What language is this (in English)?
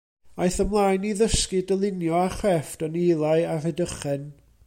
Welsh